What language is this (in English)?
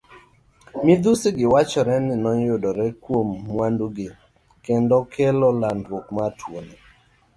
Luo (Kenya and Tanzania)